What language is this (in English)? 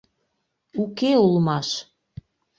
Mari